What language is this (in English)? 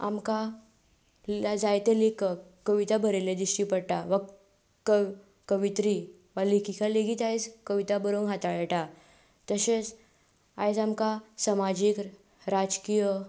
Konkani